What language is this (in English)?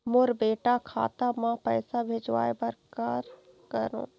Chhattisgarhi